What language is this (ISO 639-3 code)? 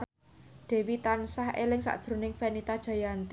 jav